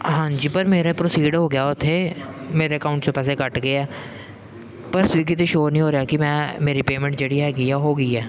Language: Punjabi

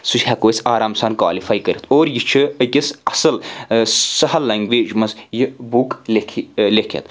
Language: Kashmiri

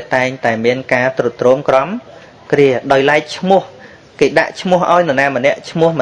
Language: Vietnamese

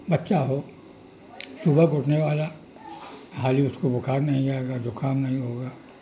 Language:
Urdu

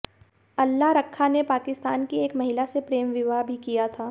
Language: Hindi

